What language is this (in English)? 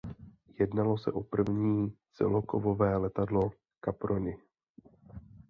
Czech